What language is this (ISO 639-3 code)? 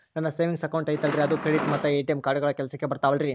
kan